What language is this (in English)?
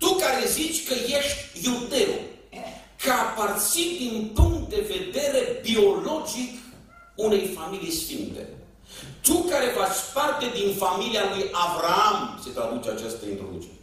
Romanian